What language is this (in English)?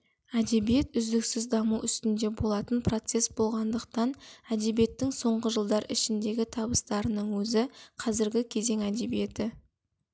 Kazakh